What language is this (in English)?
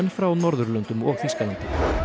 Icelandic